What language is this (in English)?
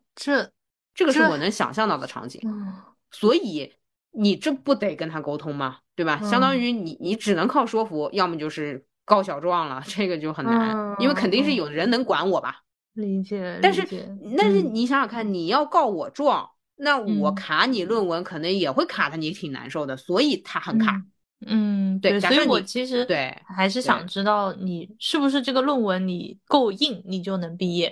Chinese